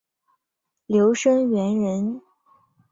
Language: Chinese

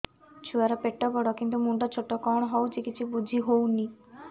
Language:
Odia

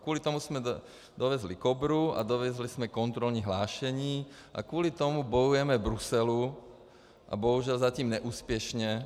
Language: Czech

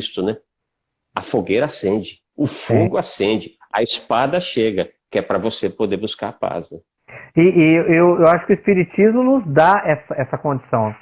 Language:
Portuguese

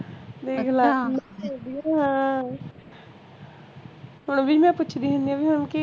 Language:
Punjabi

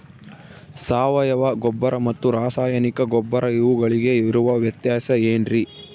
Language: Kannada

